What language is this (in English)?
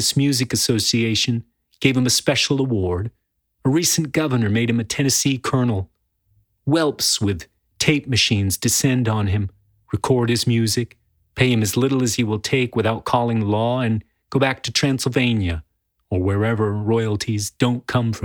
English